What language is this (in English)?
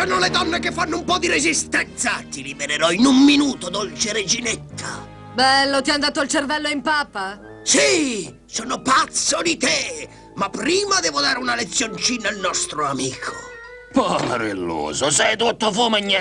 Italian